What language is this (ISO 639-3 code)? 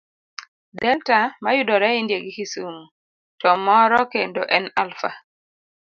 luo